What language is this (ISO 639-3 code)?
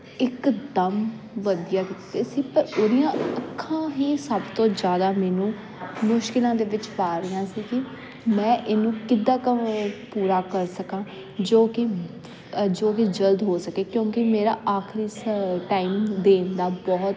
pan